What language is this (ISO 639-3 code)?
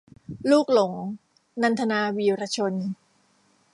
tha